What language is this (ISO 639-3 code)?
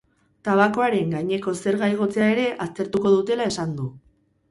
eus